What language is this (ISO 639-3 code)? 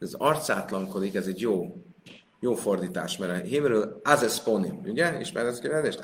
hun